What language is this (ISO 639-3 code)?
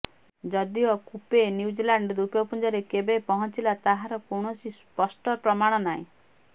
ori